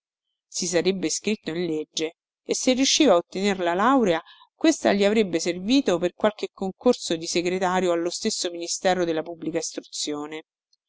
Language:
Italian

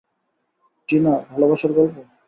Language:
Bangla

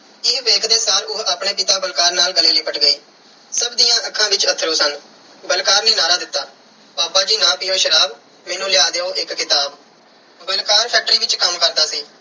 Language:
Punjabi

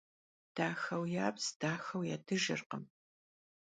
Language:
Kabardian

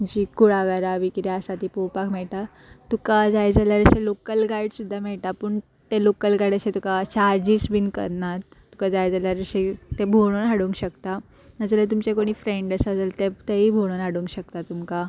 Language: Konkani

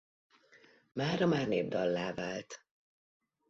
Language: Hungarian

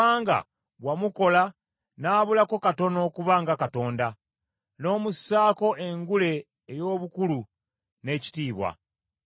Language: Ganda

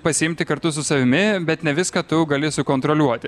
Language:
Lithuanian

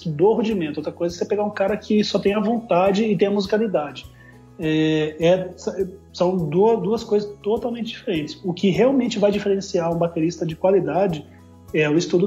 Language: Portuguese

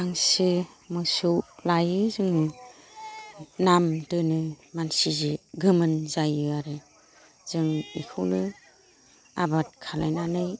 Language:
Bodo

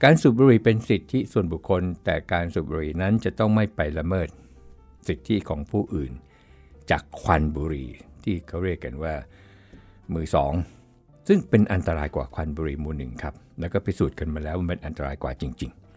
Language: Thai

